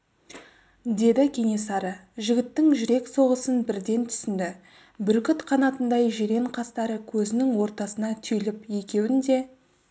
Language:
Kazakh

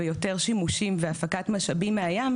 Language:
Hebrew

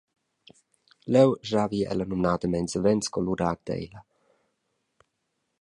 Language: Romansh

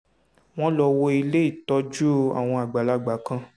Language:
Yoruba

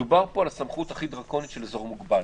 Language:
Hebrew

